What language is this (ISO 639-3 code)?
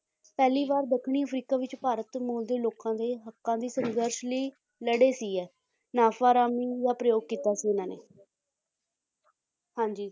pan